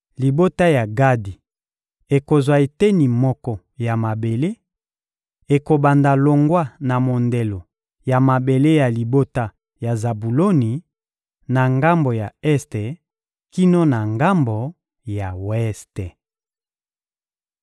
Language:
Lingala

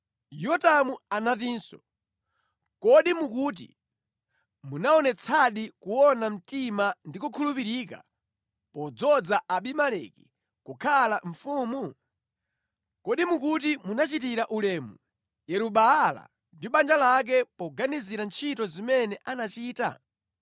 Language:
Nyanja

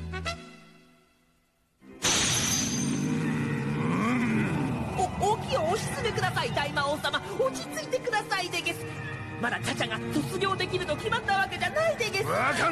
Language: Japanese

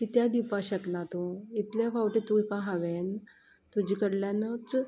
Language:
Konkani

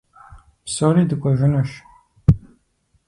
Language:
Kabardian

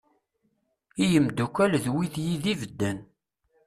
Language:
Kabyle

